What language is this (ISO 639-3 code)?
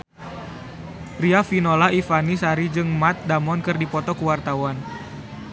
sun